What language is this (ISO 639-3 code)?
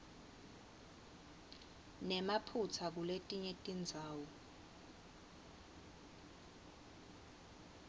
ssw